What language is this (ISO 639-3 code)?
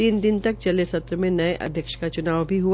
hin